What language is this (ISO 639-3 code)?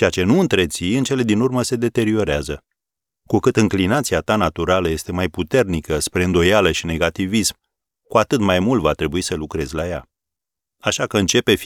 ron